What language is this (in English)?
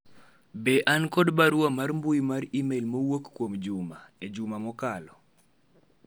Luo (Kenya and Tanzania)